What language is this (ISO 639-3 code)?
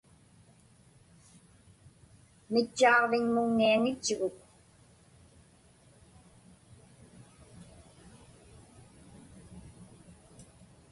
ipk